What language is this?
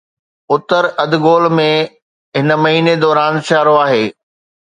Sindhi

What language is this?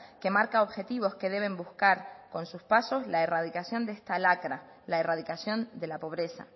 Spanish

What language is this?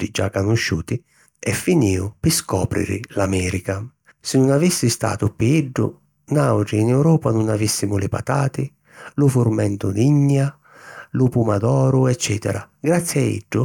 Sicilian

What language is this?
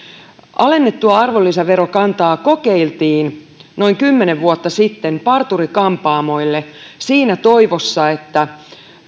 Finnish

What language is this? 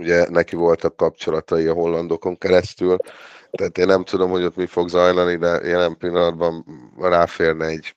Hungarian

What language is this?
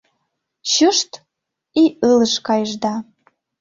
Mari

